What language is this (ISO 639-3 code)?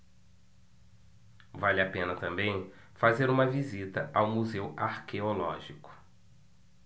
por